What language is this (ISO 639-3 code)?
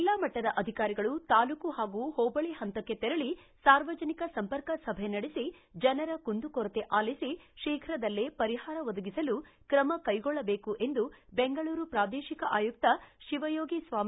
kan